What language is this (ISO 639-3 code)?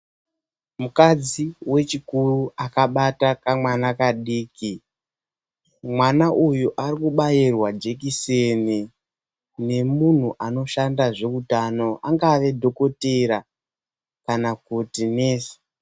ndc